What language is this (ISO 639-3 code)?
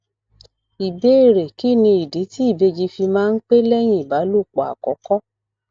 yor